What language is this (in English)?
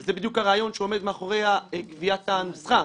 Hebrew